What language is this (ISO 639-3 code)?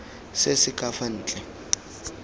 tsn